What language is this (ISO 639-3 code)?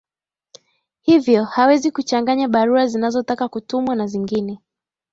swa